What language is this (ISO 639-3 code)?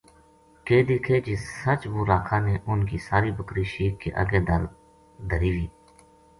gju